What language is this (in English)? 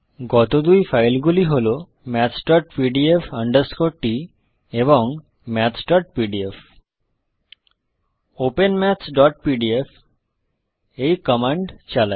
Bangla